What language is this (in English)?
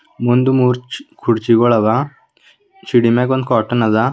Kannada